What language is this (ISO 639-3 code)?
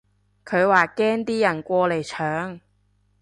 yue